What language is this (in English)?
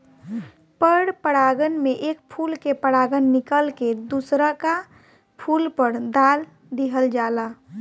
Bhojpuri